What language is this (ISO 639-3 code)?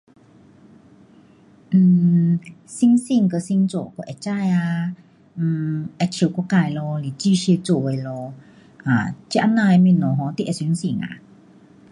cpx